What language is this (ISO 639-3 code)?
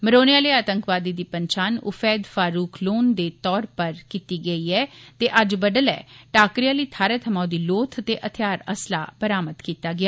doi